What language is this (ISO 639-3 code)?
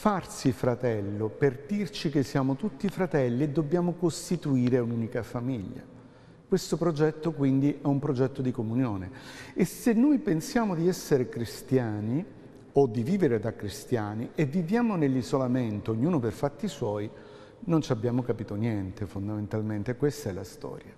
ita